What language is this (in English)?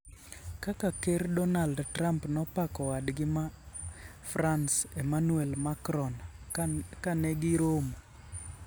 Luo (Kenya and Tanzania)